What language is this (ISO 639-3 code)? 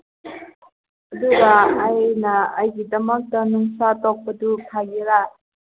mni